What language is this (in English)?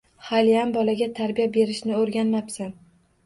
Uzbek